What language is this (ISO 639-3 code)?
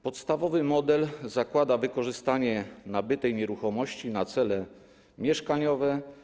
pol